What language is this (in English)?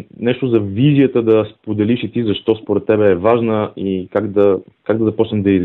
Bulgarian